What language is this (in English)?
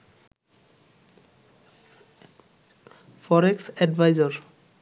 Bangla